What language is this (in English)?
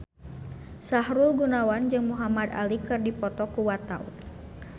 Sundanese